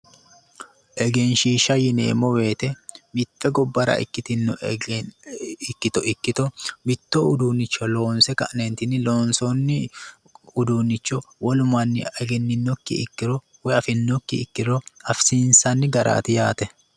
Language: Sidamo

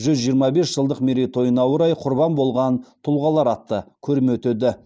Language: Kazakh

